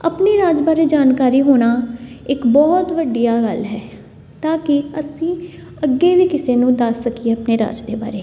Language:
Punjabi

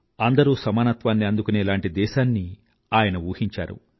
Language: Telugu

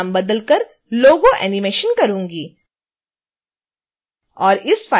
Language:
Hindi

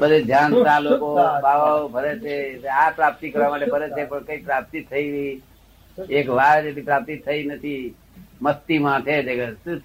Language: Gujarati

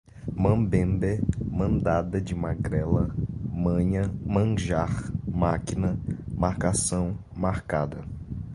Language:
Portuguese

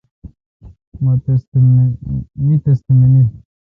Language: Kalkoti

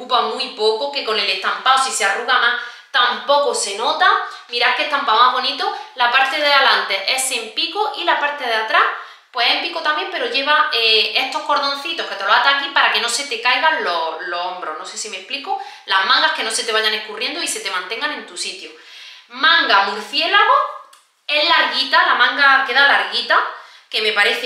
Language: Spanish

